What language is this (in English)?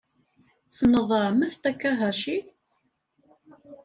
Kabyle